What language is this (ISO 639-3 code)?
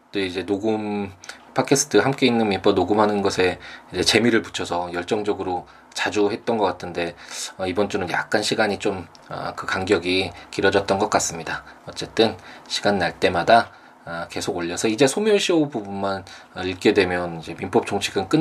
kor